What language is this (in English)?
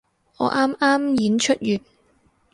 Cantonese